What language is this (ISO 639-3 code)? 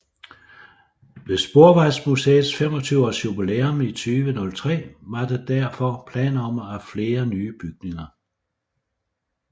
dan